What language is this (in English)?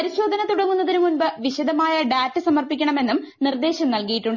Malayalam